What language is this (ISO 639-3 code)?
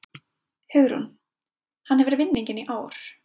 isl